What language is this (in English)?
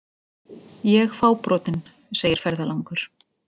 Icelandic